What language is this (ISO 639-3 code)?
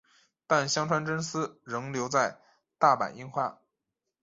zho